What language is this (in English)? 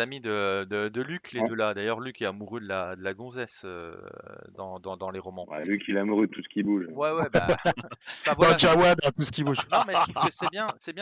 French